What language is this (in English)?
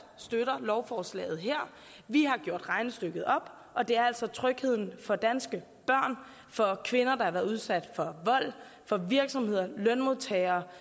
Danish